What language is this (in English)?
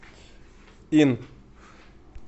Russian